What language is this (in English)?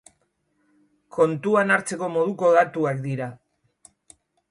Basque